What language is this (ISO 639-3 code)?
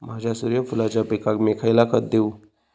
mar